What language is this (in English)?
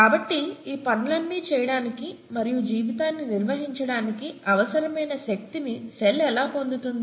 Telugu